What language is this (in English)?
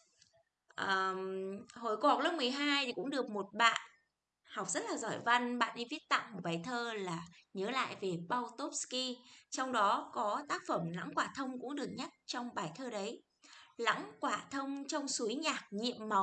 Vietnamese